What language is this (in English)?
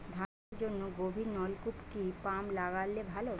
Bangla